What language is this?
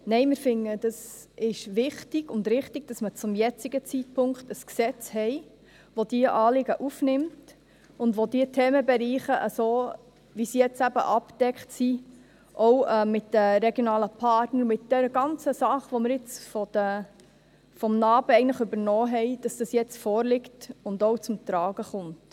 Swiss German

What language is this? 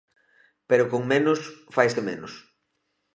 Galician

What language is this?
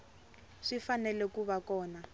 Tsonga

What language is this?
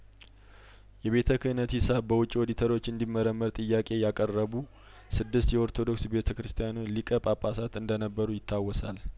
Amharic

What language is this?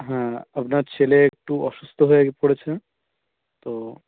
Bangla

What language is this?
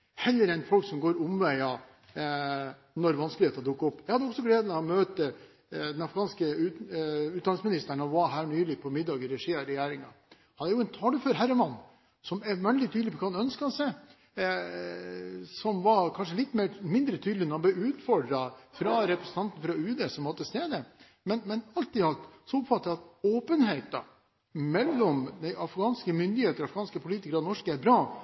Norwegian Bokmål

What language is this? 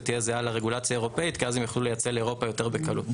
Hebrew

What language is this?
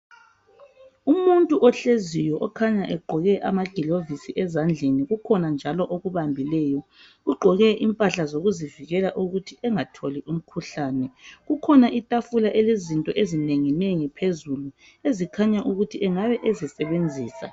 North Ndebele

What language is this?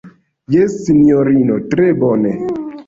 Esperanto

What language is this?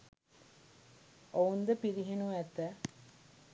Sinhala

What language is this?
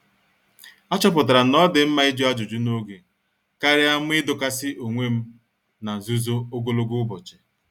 Igbo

